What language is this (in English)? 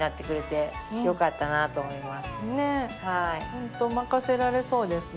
Japanese